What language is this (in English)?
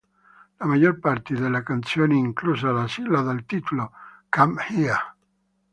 Italian